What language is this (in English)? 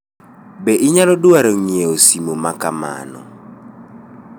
Luo (Kenya and Tanzania)